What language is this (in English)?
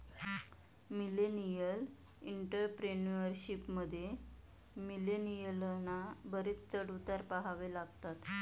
Marathi